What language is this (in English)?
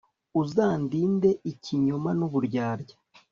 Kinyarwanda